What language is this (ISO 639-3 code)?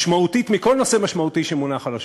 heb